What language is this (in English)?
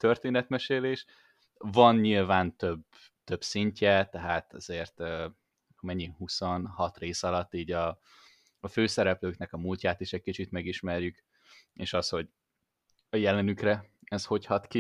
Hungarian